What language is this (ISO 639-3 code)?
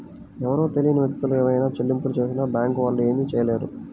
tel